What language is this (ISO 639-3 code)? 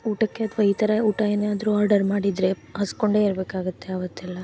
kan